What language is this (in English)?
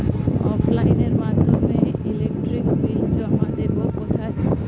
Bangla